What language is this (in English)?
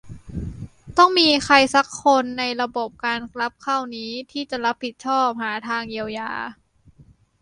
Thai